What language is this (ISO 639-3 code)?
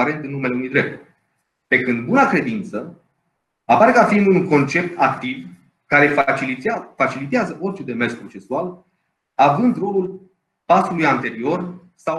ron